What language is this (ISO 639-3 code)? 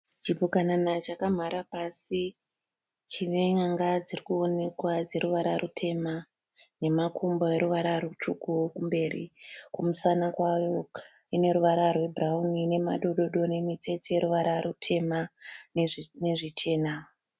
sna